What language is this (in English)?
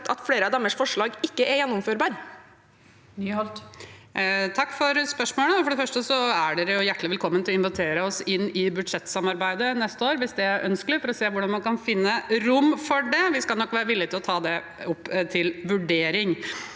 Norwegian